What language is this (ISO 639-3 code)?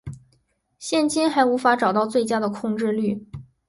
zho